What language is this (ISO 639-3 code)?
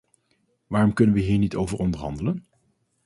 nld